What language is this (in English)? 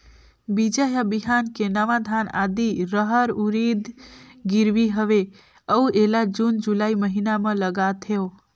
Chhattisgarhi